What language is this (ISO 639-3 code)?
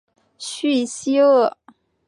zho